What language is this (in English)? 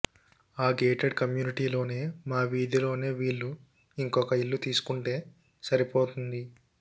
Telugu